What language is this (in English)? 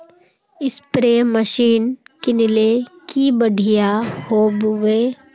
Magahi